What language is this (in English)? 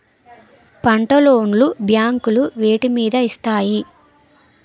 Telugu